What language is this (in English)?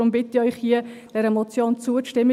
Swiss German